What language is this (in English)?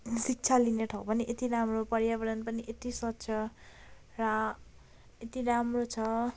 Nepali